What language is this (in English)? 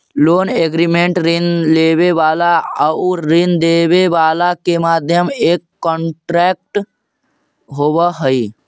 Magahi